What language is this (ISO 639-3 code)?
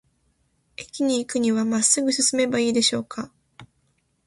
jpn